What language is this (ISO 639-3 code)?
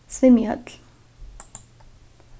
fao